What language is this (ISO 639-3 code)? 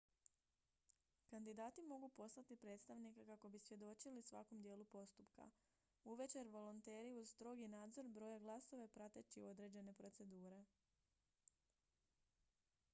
hrv